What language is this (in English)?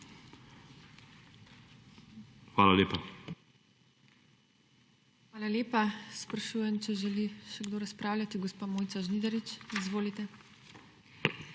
Slovenian